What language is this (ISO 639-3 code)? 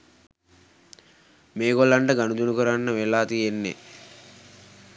sin